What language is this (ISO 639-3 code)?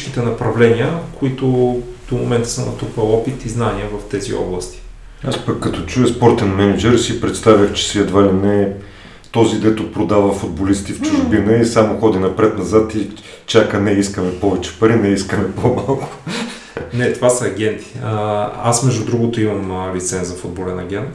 bul